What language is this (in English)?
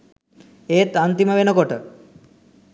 Sinhala